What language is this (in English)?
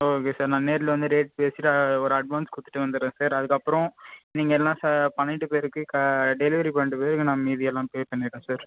Tamil